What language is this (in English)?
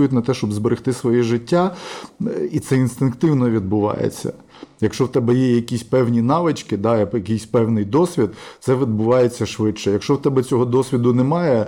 Ukrainian